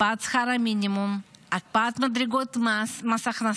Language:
Hebrew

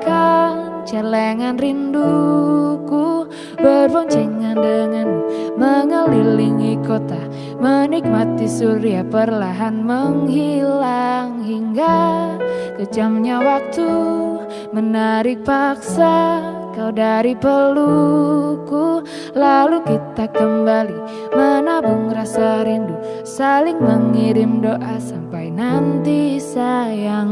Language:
Indonesian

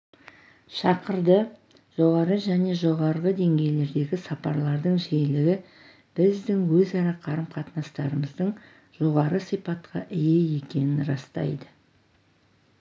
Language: Kazakh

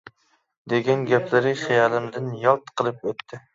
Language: Uyghur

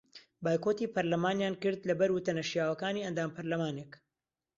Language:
Central Kurdish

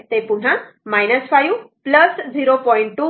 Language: Marathi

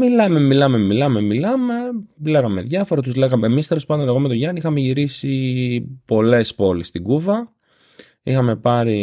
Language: Greek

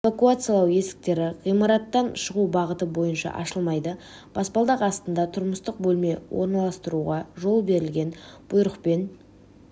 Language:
Kazakh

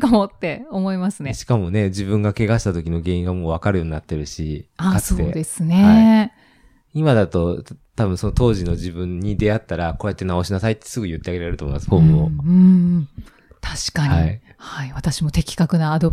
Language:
Japanese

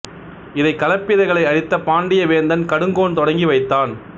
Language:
Tamil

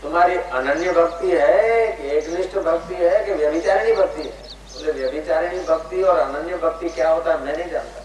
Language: Hindi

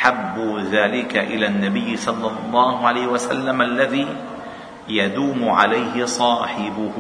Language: Arabic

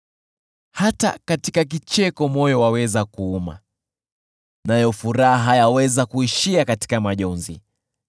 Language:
Swahili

